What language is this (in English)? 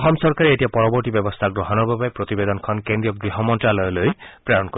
Assamese